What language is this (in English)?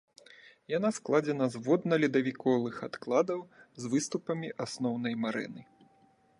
Belarusian